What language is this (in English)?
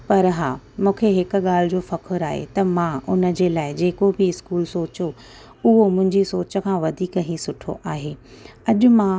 Sindhi